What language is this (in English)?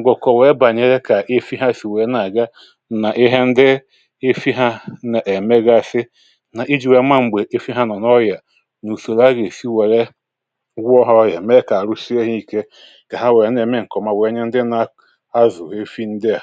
Igbo